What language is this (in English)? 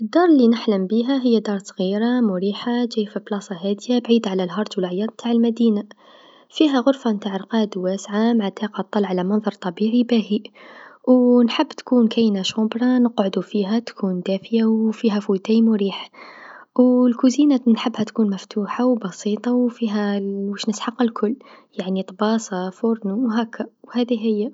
Tunisian Arabic